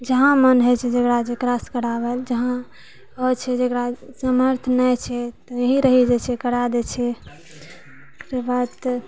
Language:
Maithili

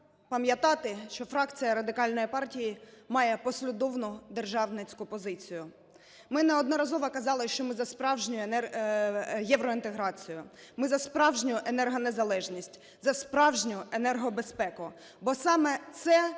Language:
Ukrainian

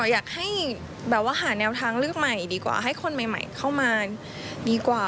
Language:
Thai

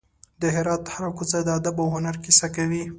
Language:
Pashto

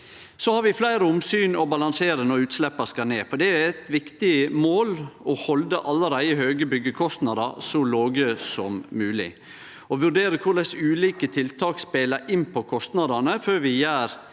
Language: Norwegian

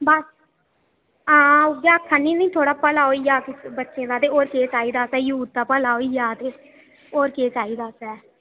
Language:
Dogri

